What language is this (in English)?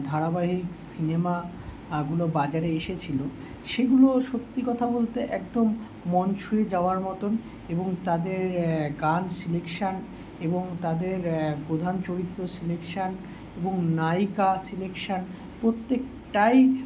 Bangla